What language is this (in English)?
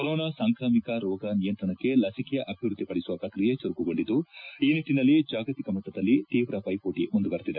Kannada